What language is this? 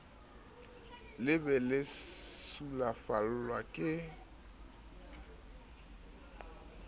Southern Sotho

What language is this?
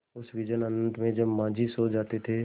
Hindi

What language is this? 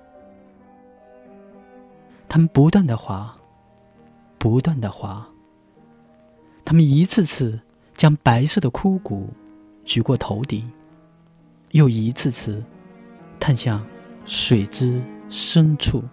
Chinese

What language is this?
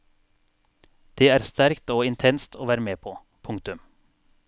Norwegian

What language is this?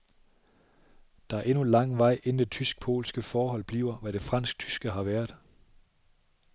Danish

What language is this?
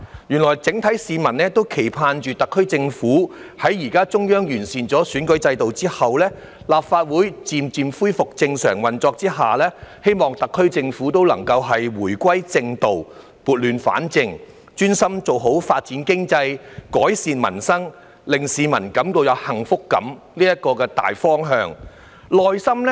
Cantonese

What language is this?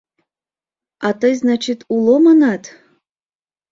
Mari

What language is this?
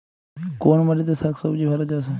Bangla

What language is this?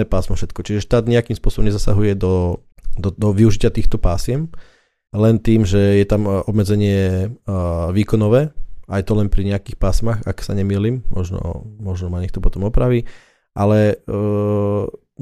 Slovak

